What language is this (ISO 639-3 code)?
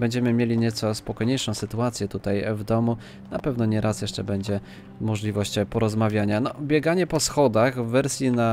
pol